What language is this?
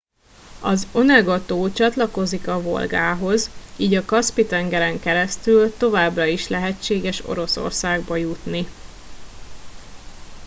Hungarian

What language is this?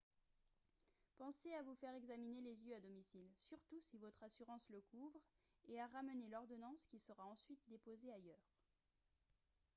French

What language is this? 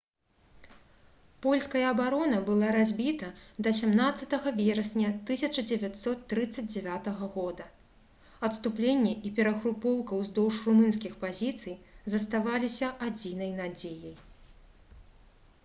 Belarusian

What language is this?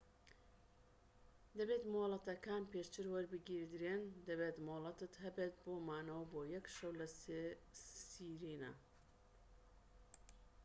Central Kurdish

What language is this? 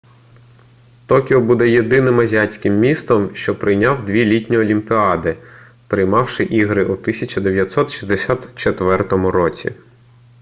Ukrainian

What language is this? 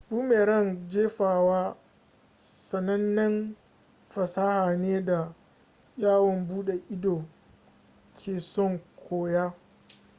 Hausa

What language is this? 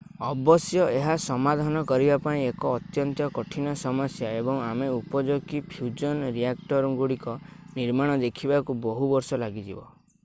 Odia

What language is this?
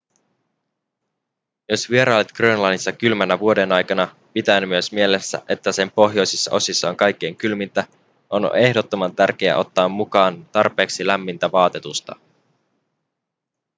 Finnish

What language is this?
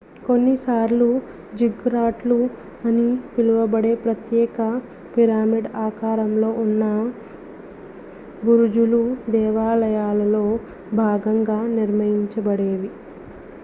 Telugu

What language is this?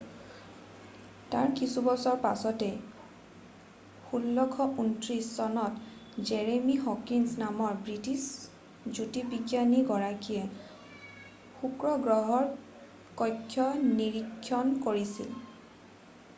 Assamese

